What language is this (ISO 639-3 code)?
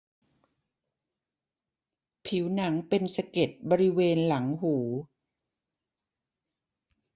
tha